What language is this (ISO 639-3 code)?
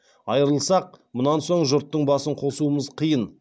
kaz